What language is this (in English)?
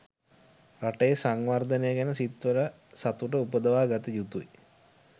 Sinhala